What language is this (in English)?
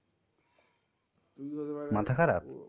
Bangla